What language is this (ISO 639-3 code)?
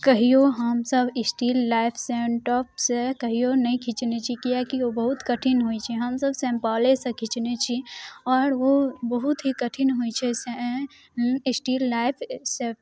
mai